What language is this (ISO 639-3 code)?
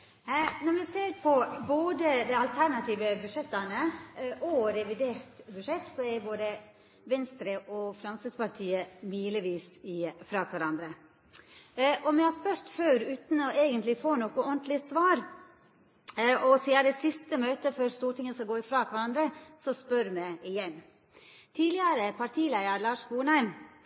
nor